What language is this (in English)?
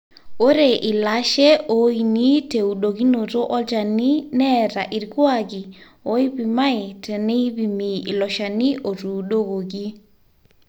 Masai